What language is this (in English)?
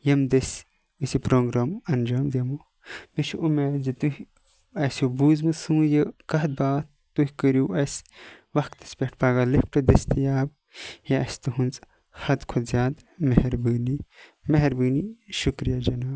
Kashmiri